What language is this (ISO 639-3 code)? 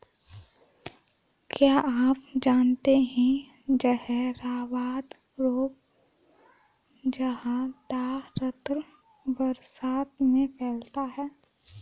hin